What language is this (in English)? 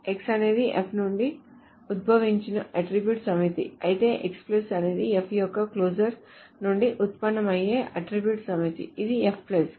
Telugu